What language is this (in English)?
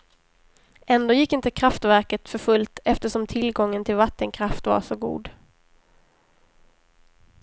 Swedish